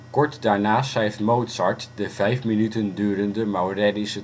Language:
Dutch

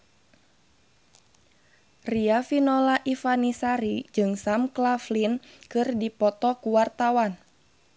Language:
Sundanese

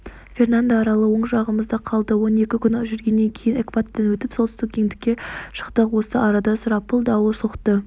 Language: Kazakh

